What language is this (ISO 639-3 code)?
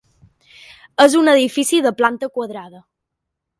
cat